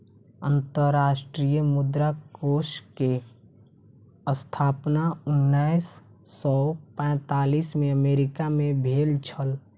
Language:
Maithili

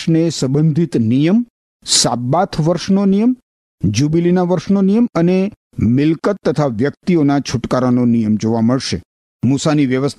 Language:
Gujarati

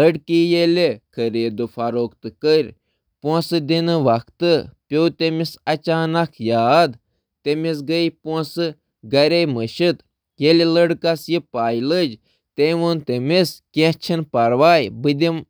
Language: Kashmiri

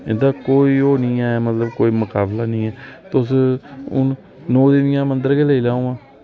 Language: Dogri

